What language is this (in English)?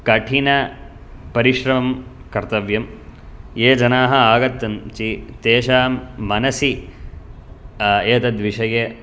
Sanskrit